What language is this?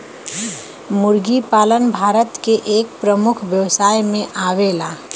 Bhojpuri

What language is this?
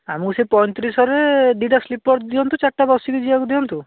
Odia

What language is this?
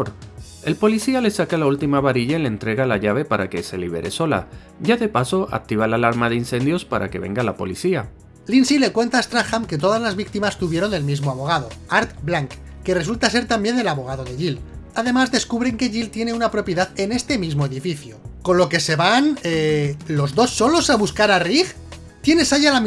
Spanish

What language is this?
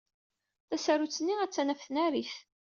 Kabyle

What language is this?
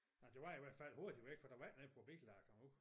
Danish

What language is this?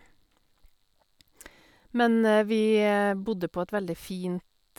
Norwegian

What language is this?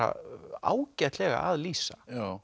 Icelandic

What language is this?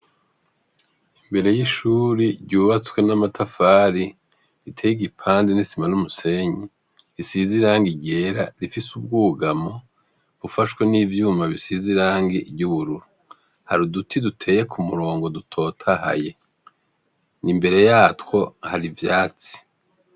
Rundi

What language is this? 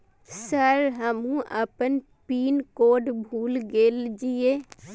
Maithili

